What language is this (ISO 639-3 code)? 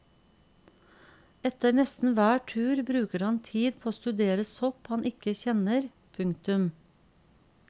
nor